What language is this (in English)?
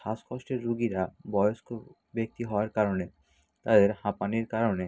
Bangla